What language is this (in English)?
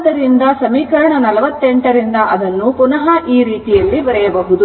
Kannada